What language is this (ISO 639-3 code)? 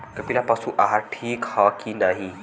bho